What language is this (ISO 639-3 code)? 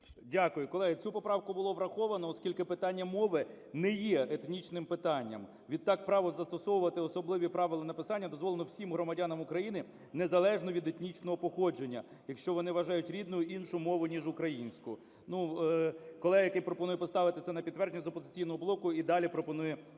ukr